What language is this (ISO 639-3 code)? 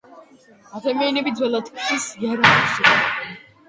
kat